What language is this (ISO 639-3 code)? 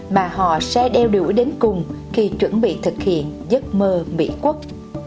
vie